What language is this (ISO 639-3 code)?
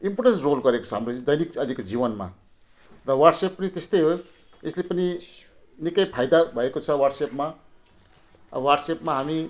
nep